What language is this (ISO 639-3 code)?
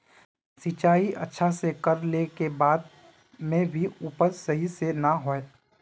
mag